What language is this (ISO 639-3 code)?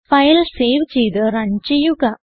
mal